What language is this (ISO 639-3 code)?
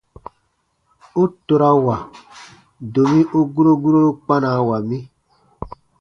bba